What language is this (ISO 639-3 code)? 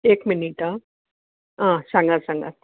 kok